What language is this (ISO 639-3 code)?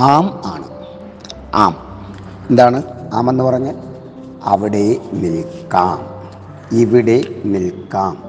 mal